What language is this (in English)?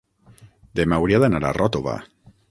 Catalan